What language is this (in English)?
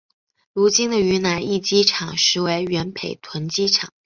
Chinese